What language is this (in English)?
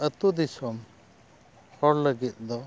Santali